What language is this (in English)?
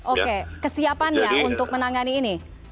Indonesian